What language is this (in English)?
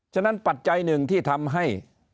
Thai